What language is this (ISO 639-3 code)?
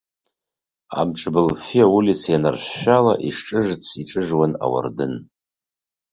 abk